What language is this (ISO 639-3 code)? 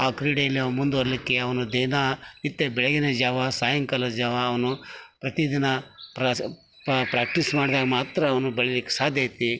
kan